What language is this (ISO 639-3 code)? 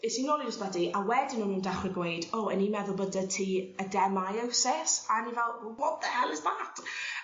cym